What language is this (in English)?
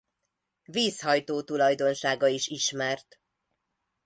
Hungarian